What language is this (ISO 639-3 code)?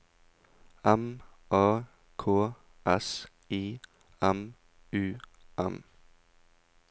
nor